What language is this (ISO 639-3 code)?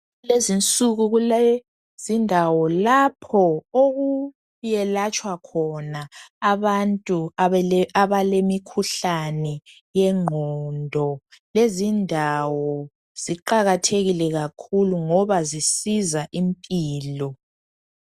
nde